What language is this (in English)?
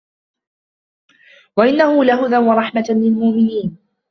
Arabic